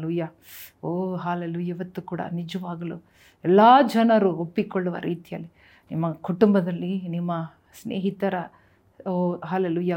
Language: Kannada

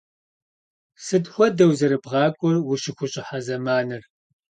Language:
Kabardian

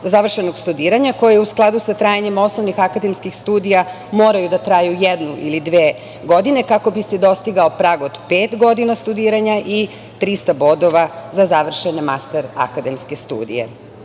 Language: Serbian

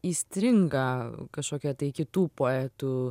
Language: Lithuanian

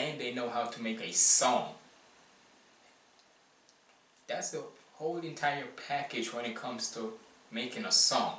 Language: English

